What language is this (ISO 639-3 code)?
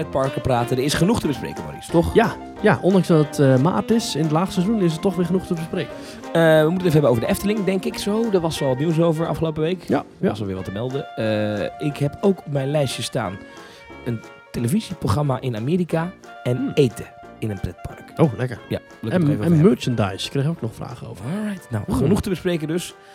nld